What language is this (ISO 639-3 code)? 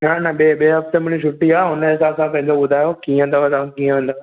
snd